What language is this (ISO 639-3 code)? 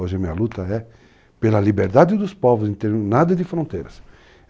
por